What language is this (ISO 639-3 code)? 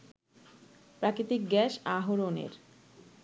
ben